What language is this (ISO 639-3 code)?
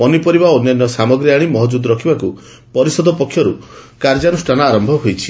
ori